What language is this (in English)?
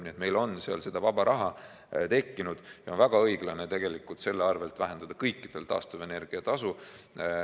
Estonian